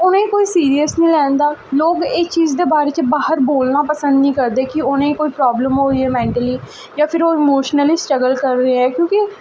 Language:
Dogri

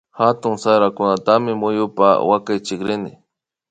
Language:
Imbabura Highland Quichua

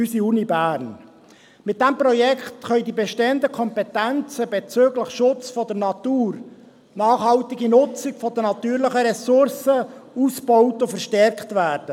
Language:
Swiss German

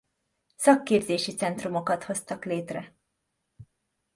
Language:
Hungarian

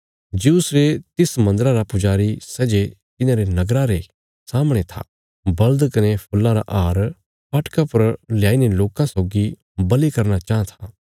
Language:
Bilaspuri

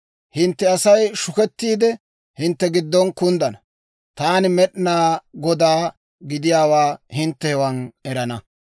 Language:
Dawro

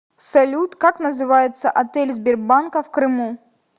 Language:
Russian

